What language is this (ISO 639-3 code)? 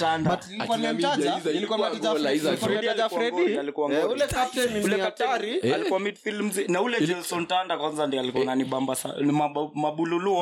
swa